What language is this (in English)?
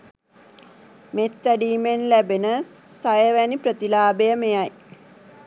Sinhala